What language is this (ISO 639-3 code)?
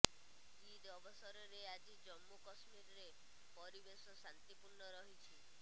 ori